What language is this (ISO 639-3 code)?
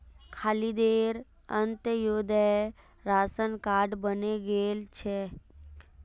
mag